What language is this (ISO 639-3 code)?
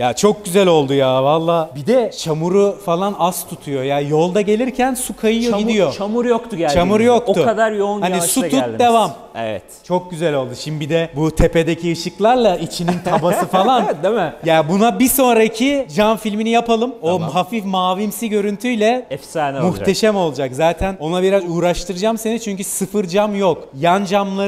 tur